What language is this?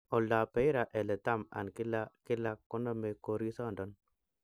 Kalenjin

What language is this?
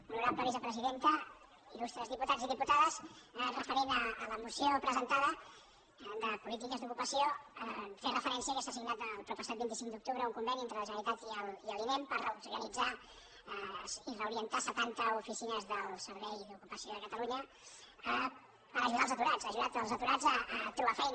Catalan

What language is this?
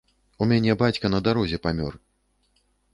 Belarusian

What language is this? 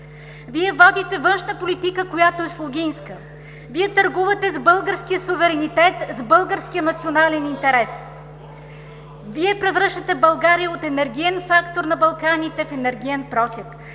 Bulgarian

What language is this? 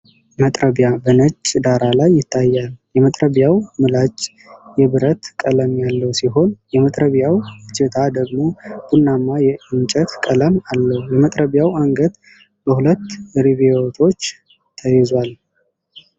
Amharic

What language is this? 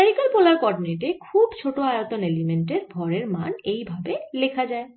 Bangla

